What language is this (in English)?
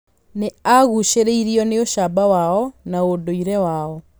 Kikuyu